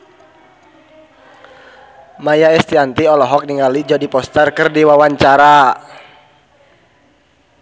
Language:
Sundanese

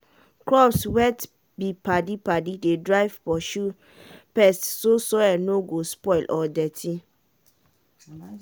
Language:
Nigerian Pidgin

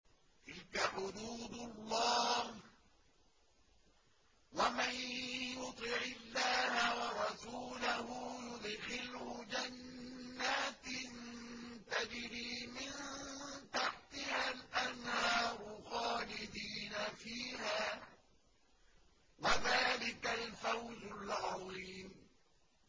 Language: Arabic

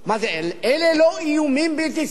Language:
Hebrew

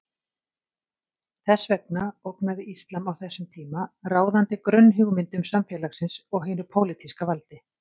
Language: Icelandic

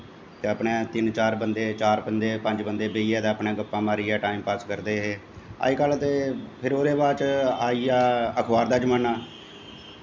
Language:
Dogri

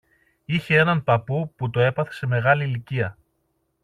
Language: Greek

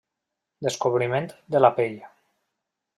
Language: Catalan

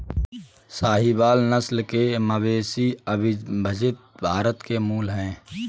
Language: Hindi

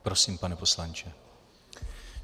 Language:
Czech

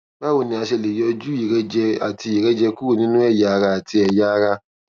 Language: Yoruba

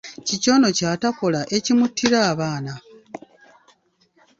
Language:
Ganda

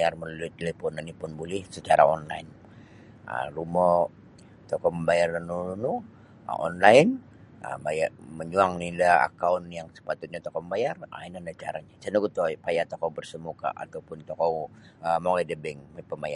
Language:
Sabah Bisaya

